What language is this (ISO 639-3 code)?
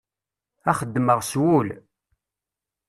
kab